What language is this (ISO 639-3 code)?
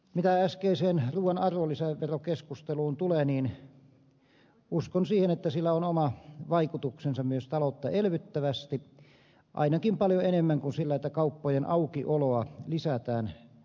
fin